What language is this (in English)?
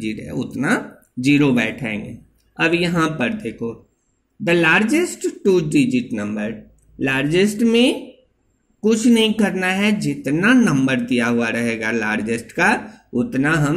Hindi